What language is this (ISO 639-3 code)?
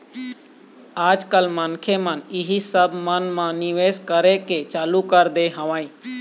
hne